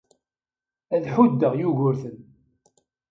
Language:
Kabyle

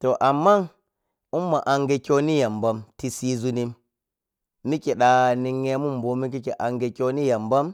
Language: Piya-Kwonci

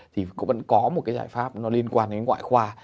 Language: Vietnamese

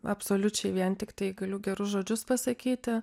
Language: Lithuanian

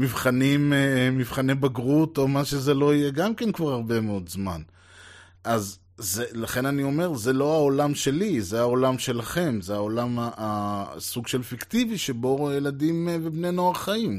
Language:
Hebrew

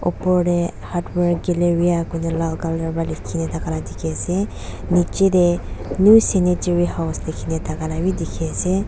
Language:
Naga Pidgin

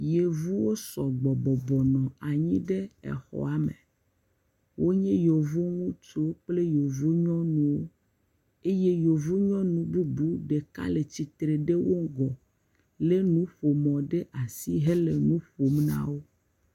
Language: Ewe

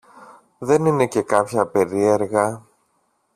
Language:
Greek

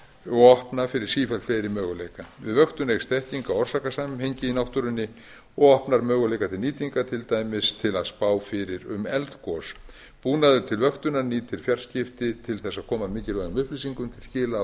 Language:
Icelandic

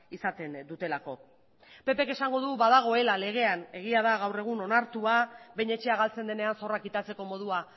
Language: Basque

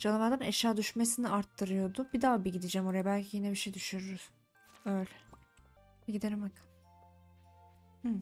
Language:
Turkish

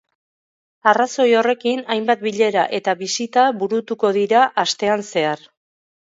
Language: Basque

